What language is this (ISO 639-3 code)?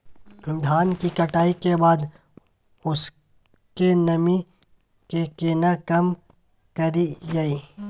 mai